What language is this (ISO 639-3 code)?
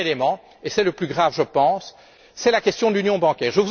fra